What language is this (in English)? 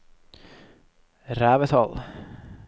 Norwegian